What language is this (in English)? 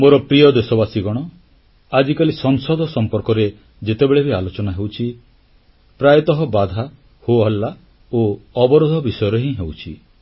Odia